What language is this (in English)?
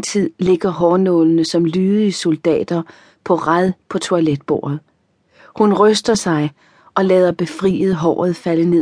Danish